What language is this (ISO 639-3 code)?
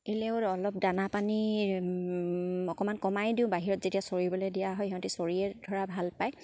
asm